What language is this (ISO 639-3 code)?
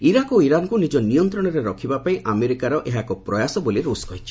ori